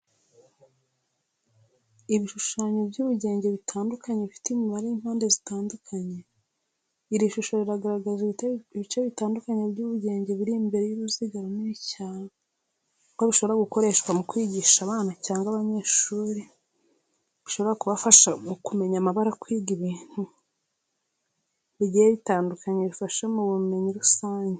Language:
Kinyarwanda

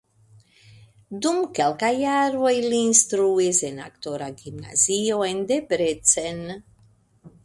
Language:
Esperanto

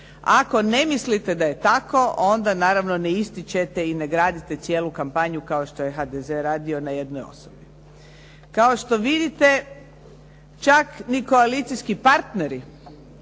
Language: Croatian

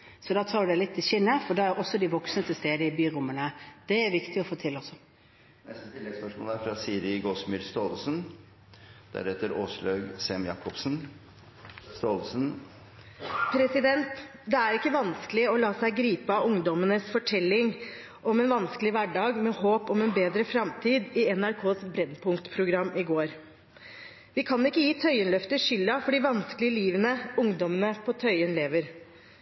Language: Norwegian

